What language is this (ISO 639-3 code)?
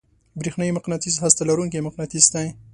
pus